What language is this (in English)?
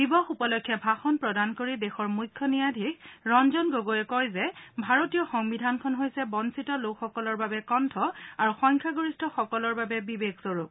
Assamese